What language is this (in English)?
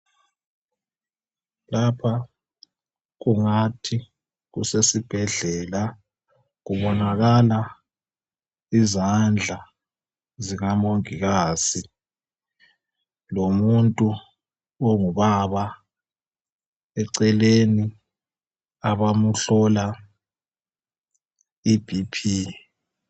North Ndebele